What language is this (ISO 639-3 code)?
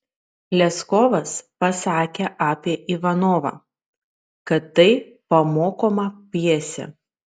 lit